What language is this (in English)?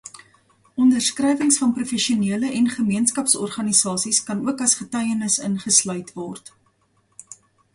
Afrikaans